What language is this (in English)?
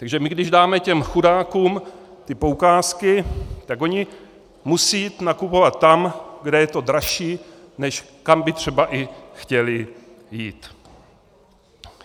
Czech